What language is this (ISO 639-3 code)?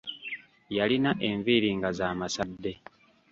lug